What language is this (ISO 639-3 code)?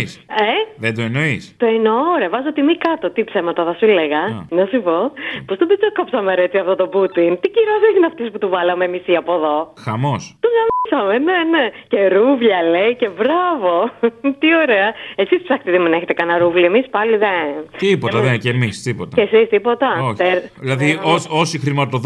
ell